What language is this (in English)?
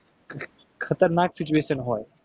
Gujarati